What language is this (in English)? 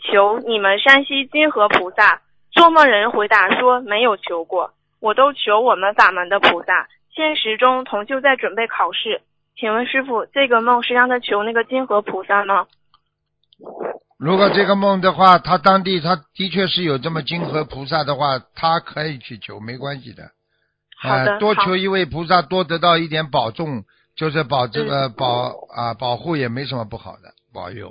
Chinese